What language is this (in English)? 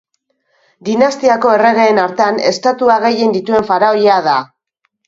Basque